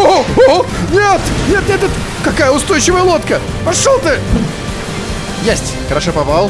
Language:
Russian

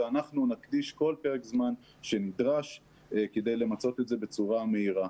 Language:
Hebrew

